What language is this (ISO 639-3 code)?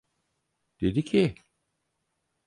tur